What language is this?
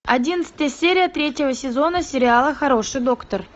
Russian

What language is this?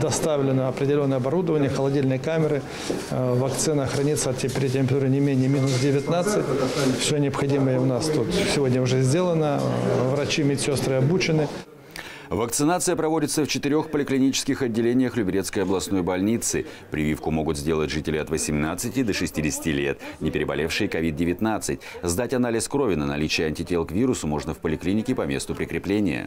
Russian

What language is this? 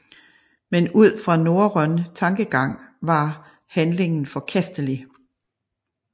Danish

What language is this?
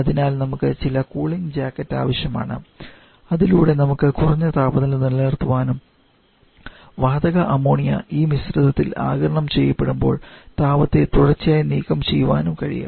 Malayalam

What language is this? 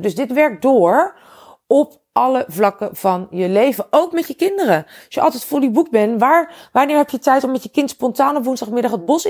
Dutch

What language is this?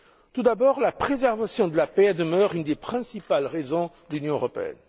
French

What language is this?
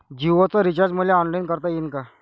Marathi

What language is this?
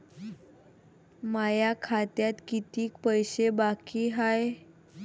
Marathi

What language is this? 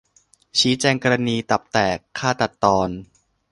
Thai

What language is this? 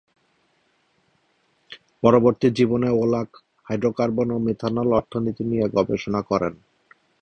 Bangla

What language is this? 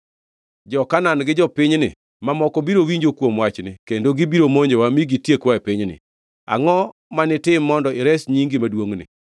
Luo (Kenya and Tanzania)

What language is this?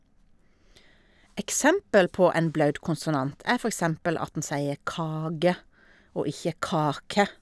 Norwegian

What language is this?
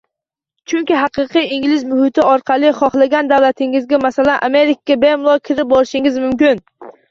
Uzbek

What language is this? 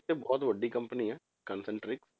Punjabi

